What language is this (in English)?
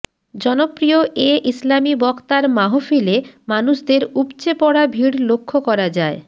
Bangla